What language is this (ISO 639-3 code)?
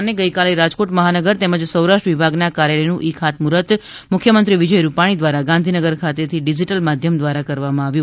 guj